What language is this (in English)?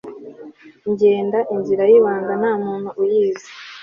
Kinyarwanda